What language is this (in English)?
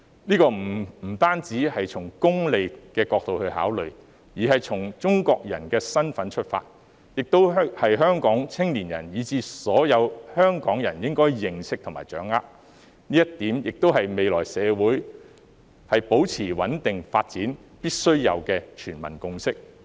Cantonese